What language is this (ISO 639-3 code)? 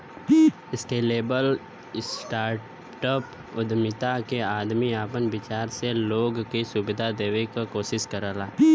bho